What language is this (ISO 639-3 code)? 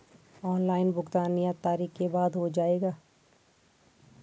hin